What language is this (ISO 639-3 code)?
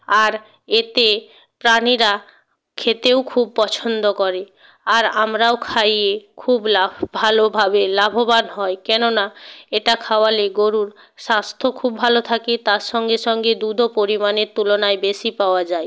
ben